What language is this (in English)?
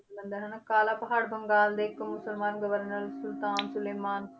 Punjabi